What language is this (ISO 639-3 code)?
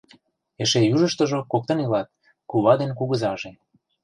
chm